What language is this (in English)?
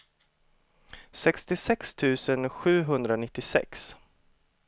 Swedish